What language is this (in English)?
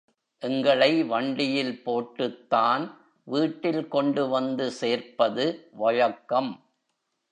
Tamil